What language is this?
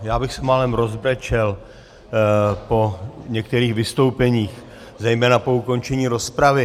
Czech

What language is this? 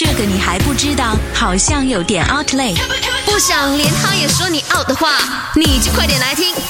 Chinese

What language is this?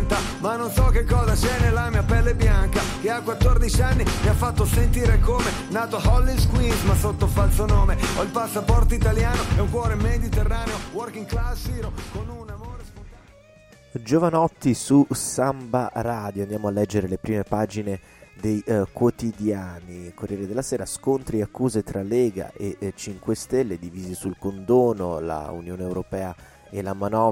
Italian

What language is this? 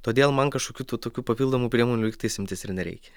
Lithuanian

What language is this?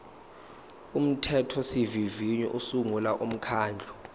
Zulu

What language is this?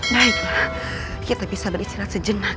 Indonesian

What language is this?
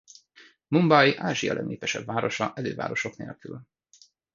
Hungarian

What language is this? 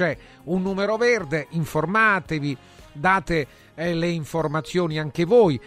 Italian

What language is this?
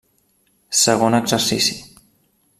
Catalan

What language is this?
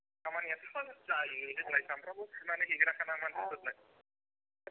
Bodo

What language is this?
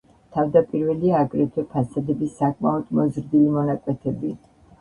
Georgian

